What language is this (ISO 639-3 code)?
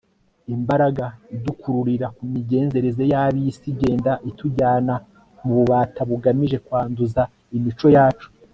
kin